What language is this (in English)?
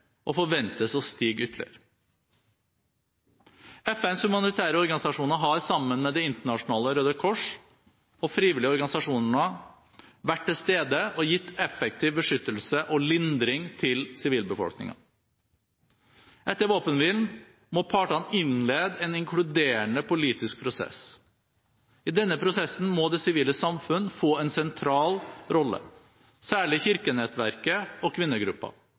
Norwegian Bokmål